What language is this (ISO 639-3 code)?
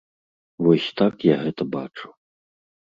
bel